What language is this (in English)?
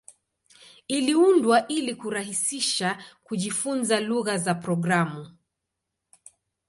Swahili